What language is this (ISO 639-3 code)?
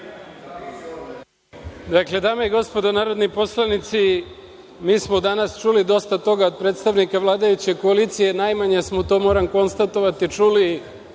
srp